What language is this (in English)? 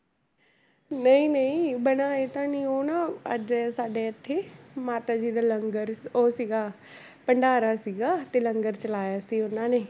Punjabi